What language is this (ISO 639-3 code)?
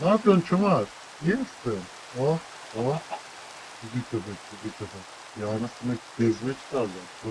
tur